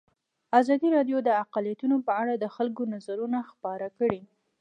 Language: Pashto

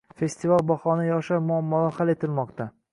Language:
Uzbek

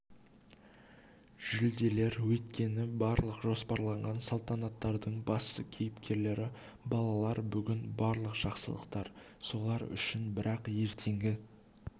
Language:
Kazakh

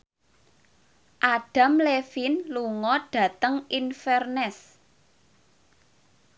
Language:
Javanese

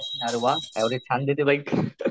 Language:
Marathi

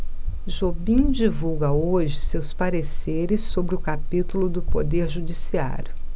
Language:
Portuguese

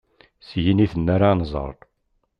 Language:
Kabyle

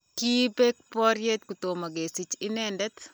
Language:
Kalenjin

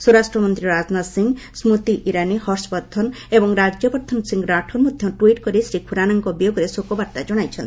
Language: Odia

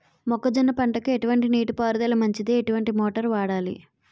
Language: Telugu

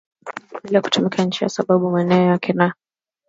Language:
Swahili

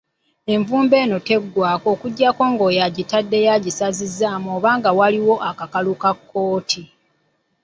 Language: Ganda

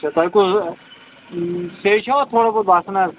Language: Kashmiri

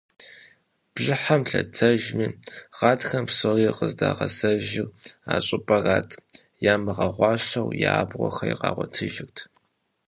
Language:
Kabardian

